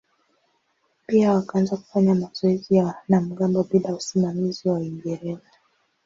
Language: Swahili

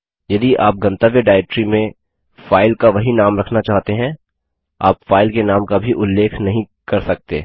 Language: Hindi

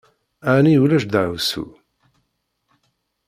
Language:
Kabyle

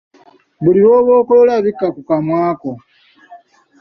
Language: Ganda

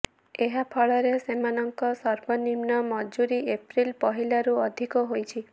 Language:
Odia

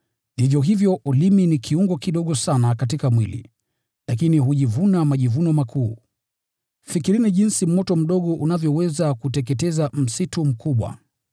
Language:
Swahili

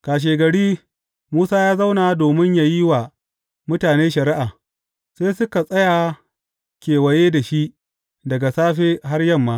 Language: Hausa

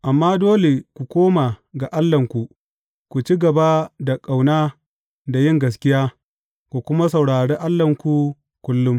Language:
Hausa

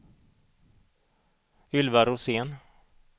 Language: Swedish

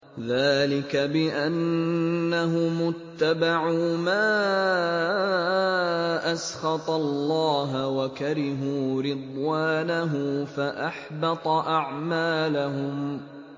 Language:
Arabic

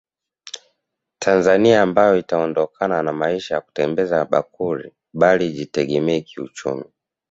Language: Swahili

